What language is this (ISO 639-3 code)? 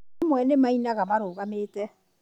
kik